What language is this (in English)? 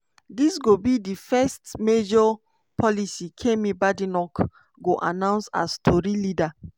Nigerian Pidgin